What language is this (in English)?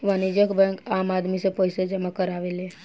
Bhojpuri